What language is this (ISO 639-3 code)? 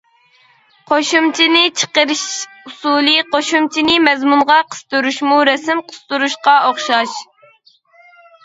uig